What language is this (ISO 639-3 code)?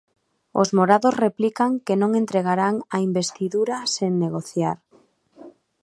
glg